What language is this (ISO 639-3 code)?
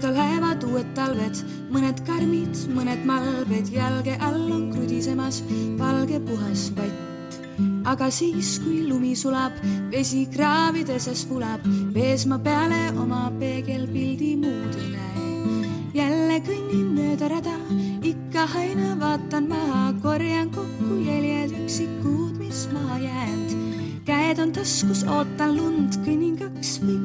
ron